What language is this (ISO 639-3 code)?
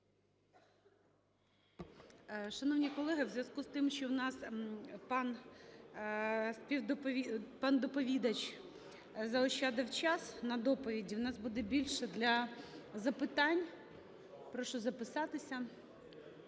ukr